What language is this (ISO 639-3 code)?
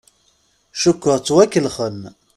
kab